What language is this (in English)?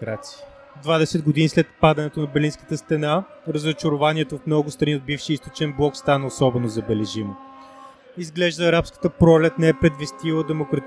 Bulgarian